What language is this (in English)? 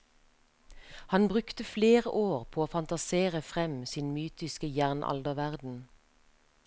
Norwegian